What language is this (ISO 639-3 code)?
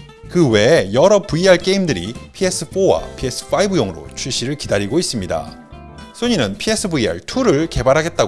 kor